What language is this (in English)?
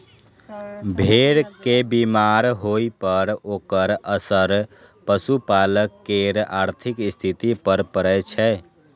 Maithili